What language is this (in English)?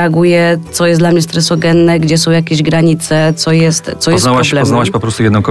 Polish